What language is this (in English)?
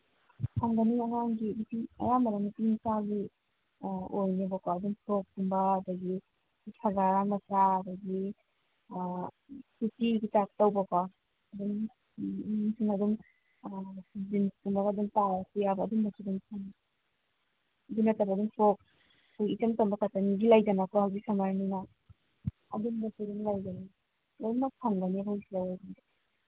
Manipuri